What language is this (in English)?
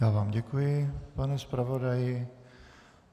Czech